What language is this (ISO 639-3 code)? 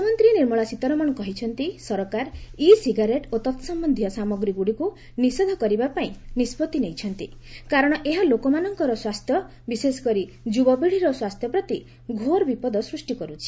ori